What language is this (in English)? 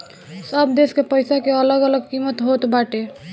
Bhojpuri